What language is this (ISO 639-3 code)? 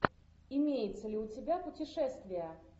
rus